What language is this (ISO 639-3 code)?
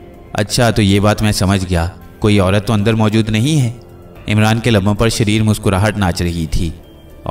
hin